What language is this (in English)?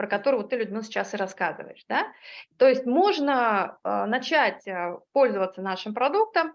Russian